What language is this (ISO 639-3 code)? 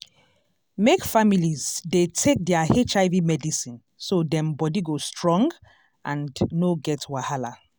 pcm